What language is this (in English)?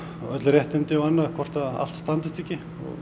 Icelandic